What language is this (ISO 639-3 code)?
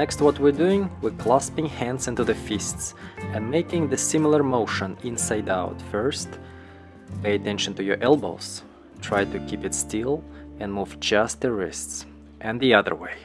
eng